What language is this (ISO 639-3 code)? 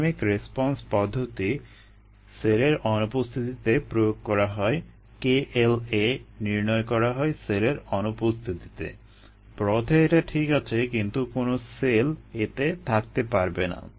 ben